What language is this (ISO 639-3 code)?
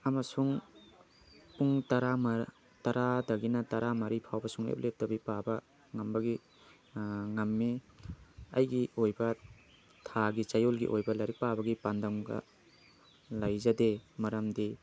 mni